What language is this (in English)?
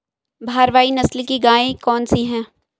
Hindi